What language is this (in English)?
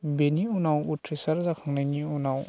Bodo